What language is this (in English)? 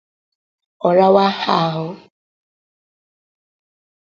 Igbo